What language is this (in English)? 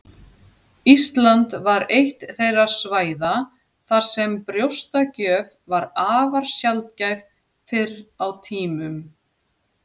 Icelandic